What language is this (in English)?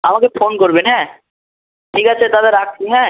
Bangla